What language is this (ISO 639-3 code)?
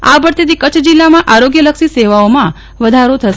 guj